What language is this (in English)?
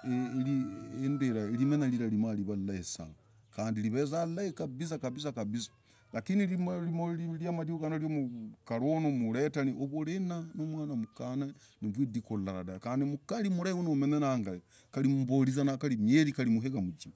Logooli